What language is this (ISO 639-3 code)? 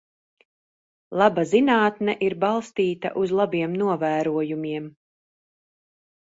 lav